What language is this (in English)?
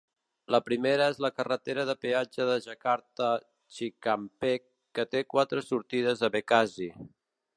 Catalan